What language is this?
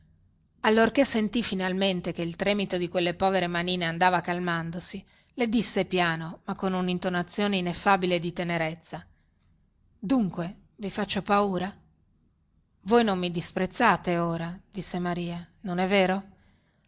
Italian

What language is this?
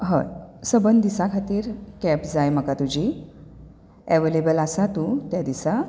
Konkani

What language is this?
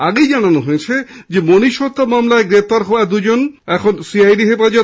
Bangla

